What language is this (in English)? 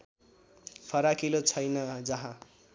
Nepali